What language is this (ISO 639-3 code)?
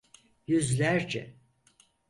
tur